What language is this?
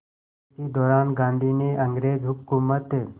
Hindi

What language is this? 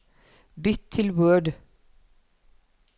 Norwegian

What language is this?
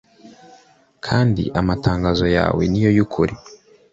Kinyarwanda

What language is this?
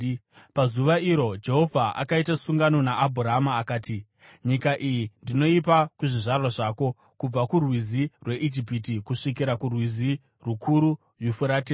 Shona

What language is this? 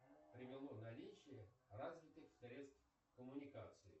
Russian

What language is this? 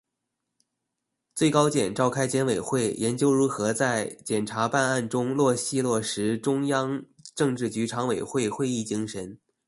Chinese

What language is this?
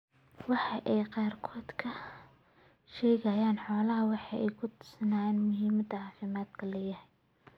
Somali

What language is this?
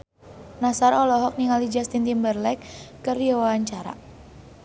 Sundanese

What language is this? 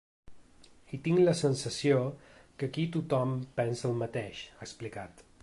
Catalan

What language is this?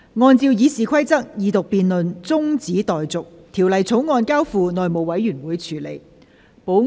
Cantonese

